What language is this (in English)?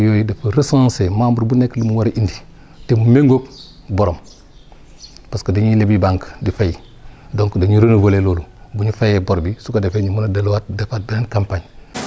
Wolof